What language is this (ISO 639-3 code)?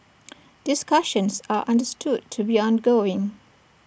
eng